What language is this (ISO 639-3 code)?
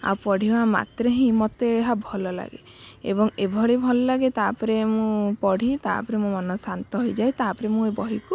ori